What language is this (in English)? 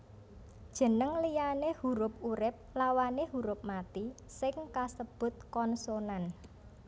Javanese